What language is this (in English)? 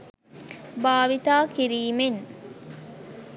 Sinhala